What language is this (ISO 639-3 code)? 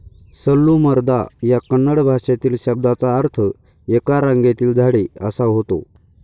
mar